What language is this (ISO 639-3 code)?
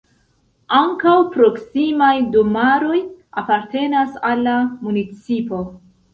epo